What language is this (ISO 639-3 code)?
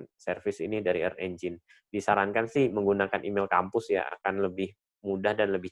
ind